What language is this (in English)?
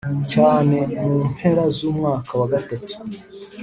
Kinyarwanda